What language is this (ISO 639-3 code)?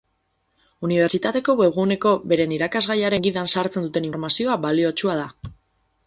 eus